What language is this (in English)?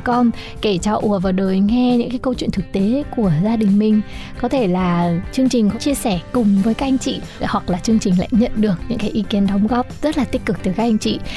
Vietnamese